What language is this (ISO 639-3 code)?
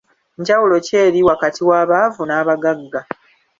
lug